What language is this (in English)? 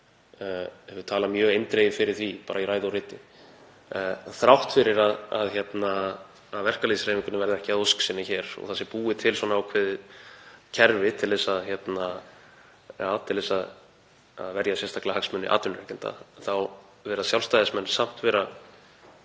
Icelandic